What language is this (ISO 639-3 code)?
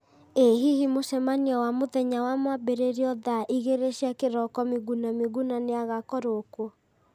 kik